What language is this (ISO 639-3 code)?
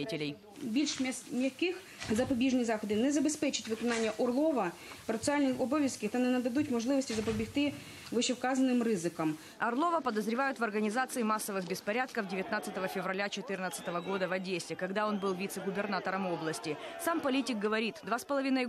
rus